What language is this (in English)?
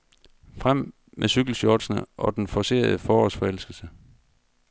Danish